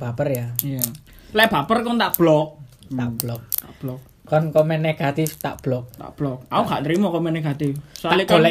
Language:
Indonesian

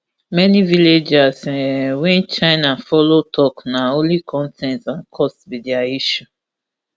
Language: Nigerian Pidgin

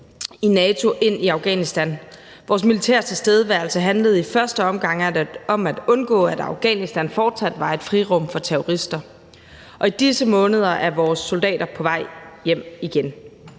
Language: Danish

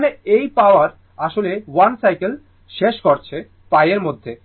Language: Bangla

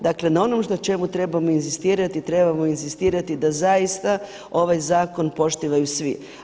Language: Croatian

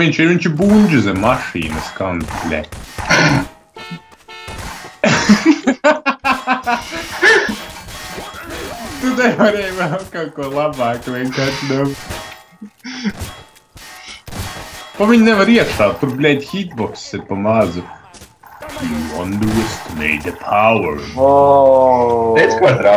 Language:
Latvian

